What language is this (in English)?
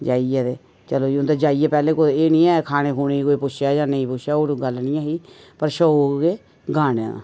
Dogri